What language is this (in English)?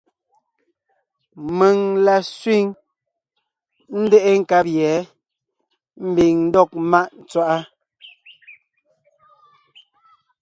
Ngiemboon